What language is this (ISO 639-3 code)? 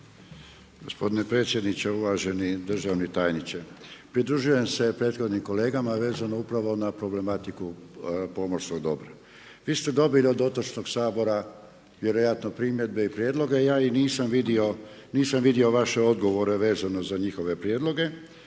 hrv